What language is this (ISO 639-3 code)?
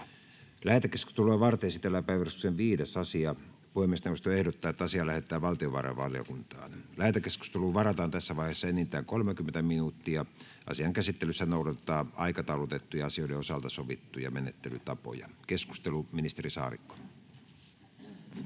fin